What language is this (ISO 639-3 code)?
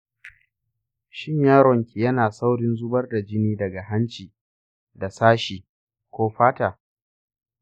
hau